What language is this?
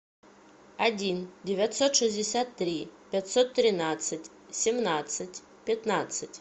Russian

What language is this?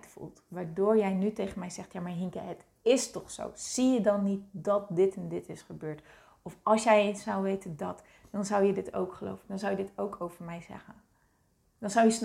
Dutch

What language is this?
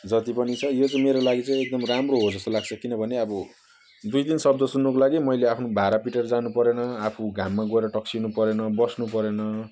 Nepali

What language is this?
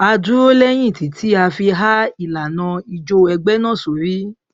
Yoruba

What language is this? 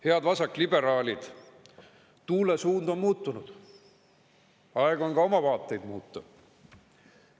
Estonian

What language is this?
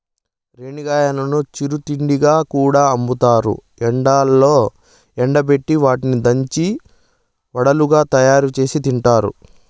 Telugu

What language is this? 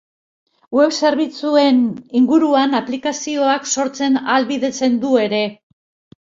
Basque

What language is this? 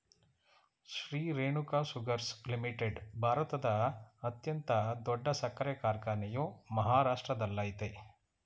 Kannada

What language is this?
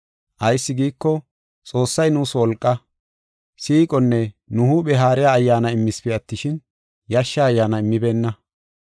Gofa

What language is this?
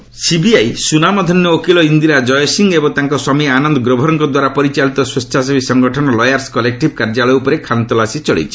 Odia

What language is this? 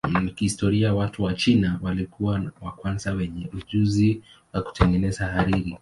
Swahili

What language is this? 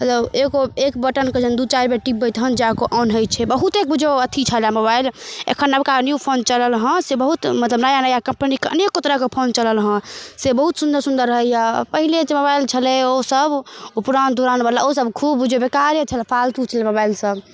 Maithili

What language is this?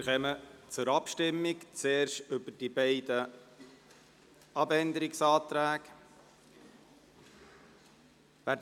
Swiss German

